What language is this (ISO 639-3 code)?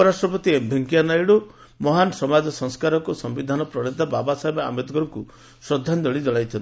ori